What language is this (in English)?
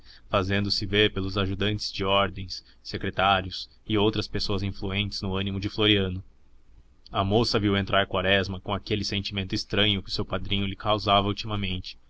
Portuguese